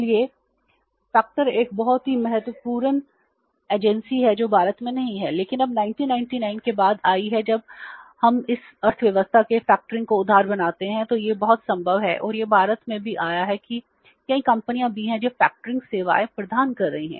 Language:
Hindi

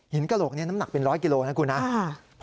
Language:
Thai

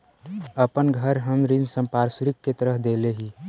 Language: Magahi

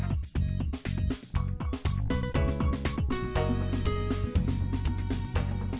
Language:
Vietnamese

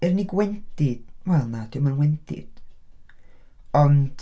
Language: Welsh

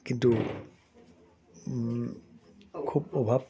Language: Assamese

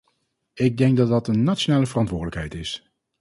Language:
Dutch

